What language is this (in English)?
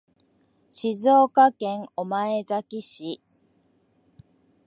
Japanese